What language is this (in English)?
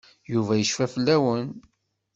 Kabyle